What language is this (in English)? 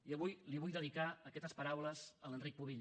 Catalan